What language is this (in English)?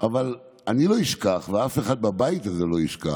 Hebrew